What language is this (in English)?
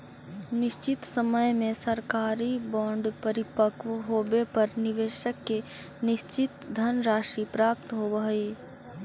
Magahi